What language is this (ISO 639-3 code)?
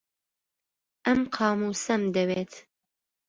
ckb